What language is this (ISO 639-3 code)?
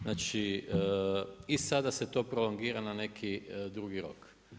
hrv